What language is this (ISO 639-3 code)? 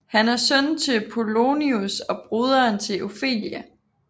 dan